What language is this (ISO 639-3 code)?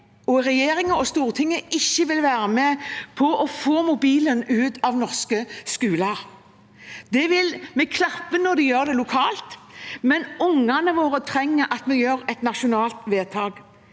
nor